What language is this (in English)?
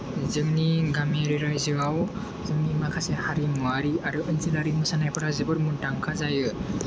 Bodo